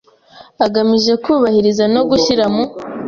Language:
Kinyarwanda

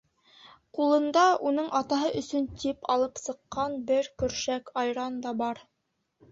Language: Bashkir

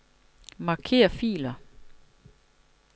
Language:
Danish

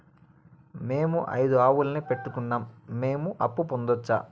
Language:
Telugu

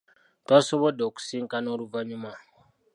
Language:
Ganda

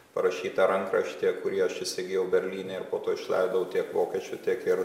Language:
Lithuanian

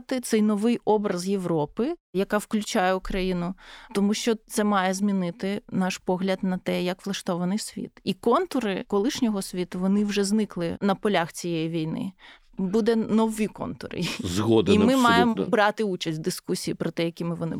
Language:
Ukrainian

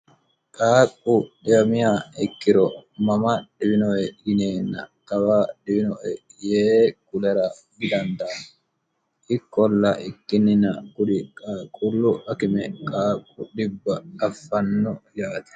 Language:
Sidamo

